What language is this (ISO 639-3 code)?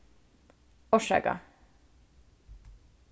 fao